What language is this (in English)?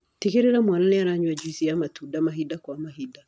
Kikuyu